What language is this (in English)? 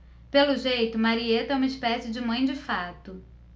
Portuguese